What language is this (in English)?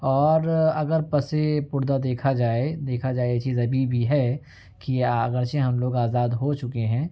Urdu